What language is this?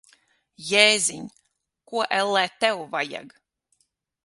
Latvian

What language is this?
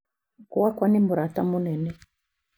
Kikuyu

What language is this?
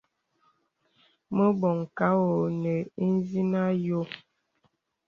Bebele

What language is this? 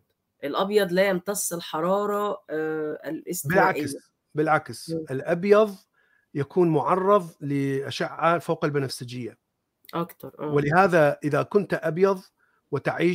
Arabic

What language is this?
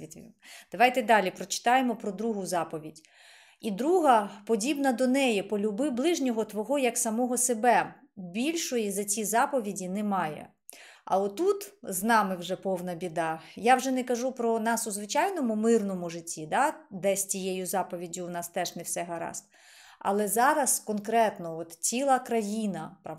Ukrainian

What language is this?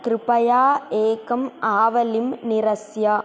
Sanskrit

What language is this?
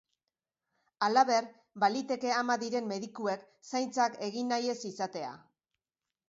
Basque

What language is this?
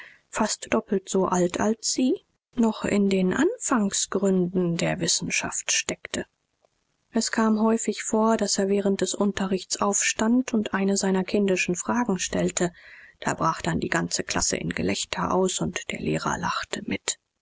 German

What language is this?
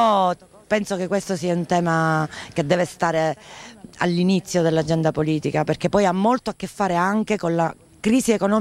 Italian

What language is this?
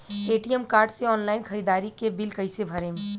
Bhojpuri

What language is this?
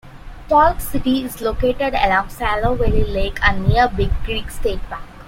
English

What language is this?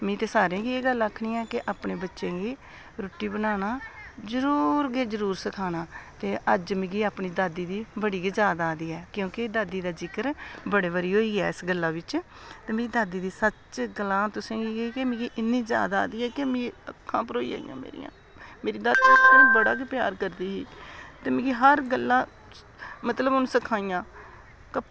Dogri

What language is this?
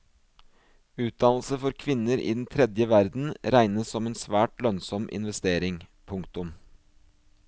Norwegian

